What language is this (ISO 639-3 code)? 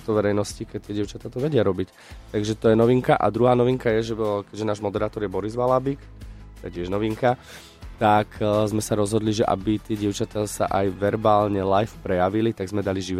slk